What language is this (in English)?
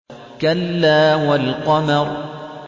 Arabic